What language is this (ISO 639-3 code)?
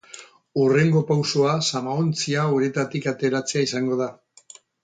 eus